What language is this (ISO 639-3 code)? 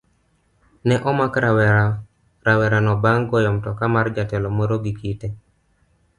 luo